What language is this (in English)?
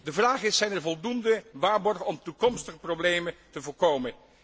Dutch